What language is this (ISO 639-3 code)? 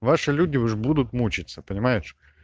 rus